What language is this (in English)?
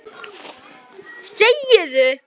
Icelandic